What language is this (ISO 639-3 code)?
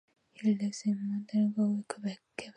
eng